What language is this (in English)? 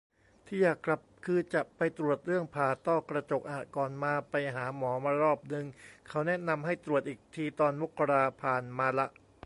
Thai